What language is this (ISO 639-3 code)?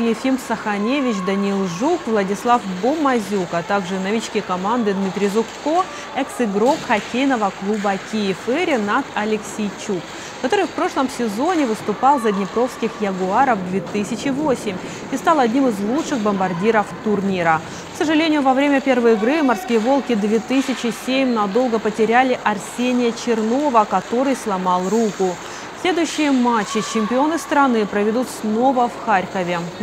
rus